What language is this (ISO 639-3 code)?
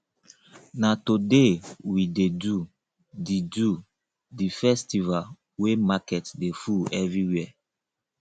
pcm